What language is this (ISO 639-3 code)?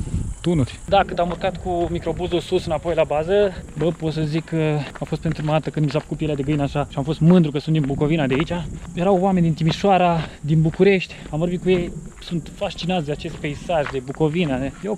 ron